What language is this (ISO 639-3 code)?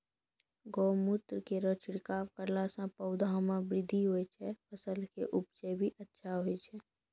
mai